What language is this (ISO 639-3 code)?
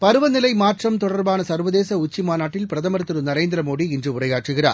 tam